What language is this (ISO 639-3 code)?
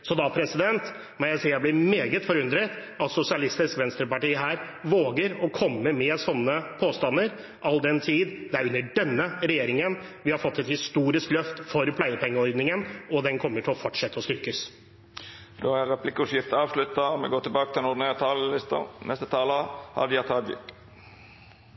nor